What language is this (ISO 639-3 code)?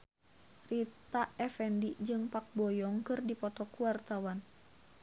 sun